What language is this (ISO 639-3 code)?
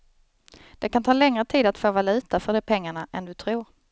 swe